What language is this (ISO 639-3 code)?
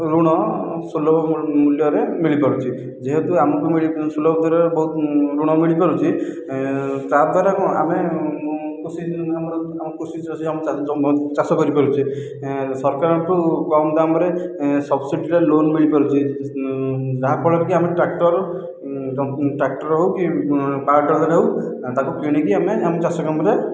ori